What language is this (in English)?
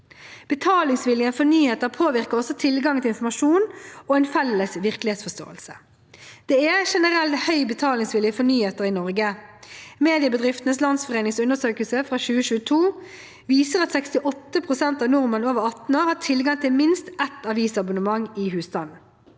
Norwegian